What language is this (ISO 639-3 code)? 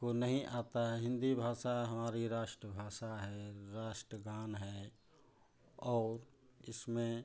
hin